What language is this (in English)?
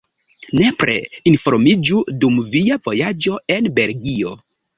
Esperanto